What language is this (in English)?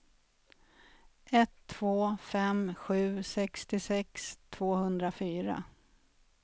Swedish